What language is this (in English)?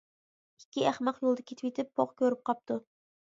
Uyghur